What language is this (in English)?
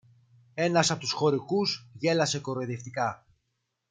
Greek